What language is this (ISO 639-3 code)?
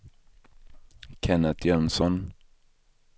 swe